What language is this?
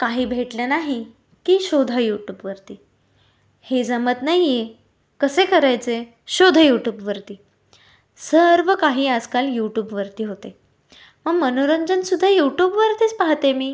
Marathi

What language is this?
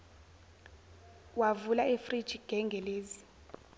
Zulu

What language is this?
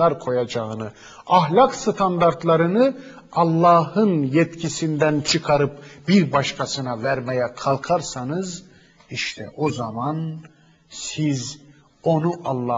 Turkish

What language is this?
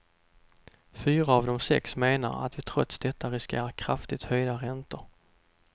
Swedish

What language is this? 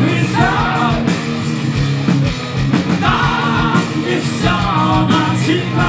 Latvian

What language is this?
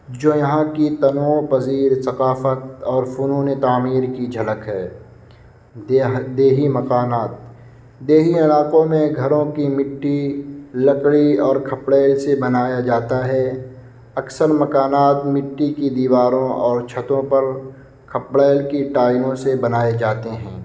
Urdu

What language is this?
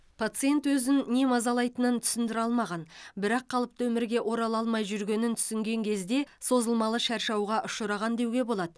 Kazakh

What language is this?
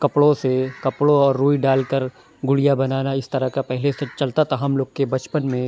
Urdu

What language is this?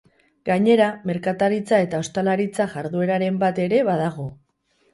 Basque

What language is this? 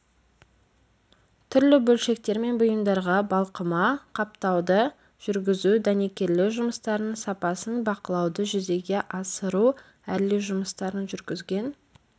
Kazakh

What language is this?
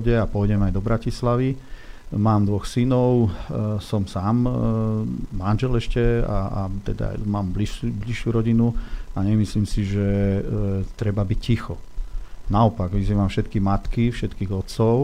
Slovak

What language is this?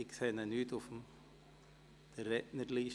Swiss German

